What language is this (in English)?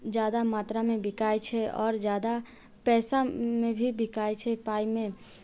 Maithili